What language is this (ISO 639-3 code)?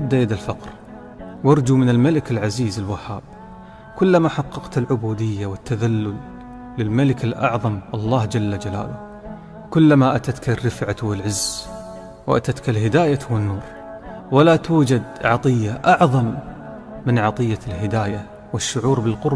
ara